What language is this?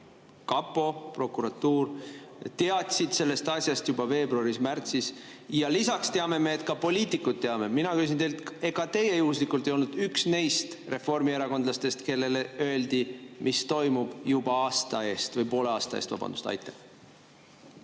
Estonian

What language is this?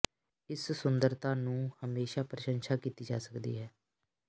Punjabi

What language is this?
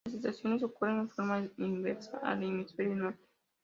Spanish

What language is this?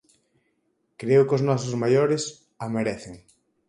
Galician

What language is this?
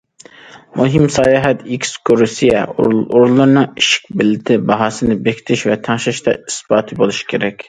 Uyghur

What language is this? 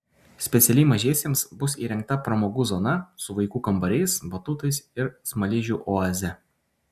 Lithuanian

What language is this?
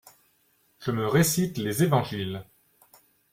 French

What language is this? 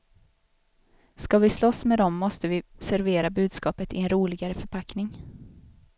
Swedish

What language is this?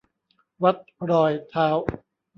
Thai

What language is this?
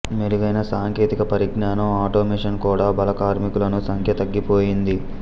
Telugu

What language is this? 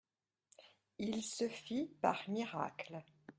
French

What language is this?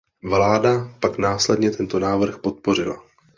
Czech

